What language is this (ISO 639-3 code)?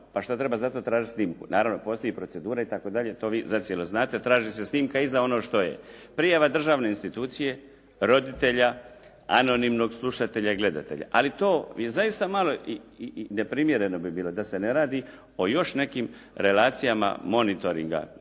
hrv